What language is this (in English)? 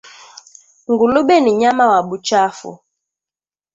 Swahili